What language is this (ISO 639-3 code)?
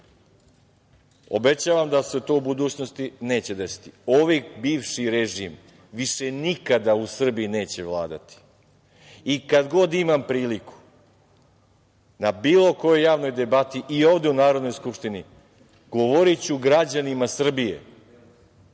srp